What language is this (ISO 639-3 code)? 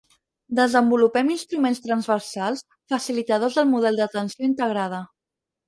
cat